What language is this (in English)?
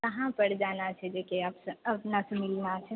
Maithili